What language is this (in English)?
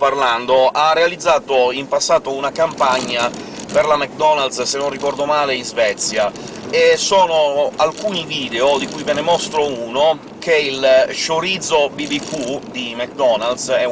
Italian